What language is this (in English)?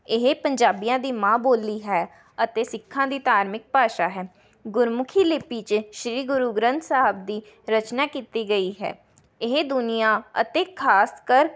Punjabi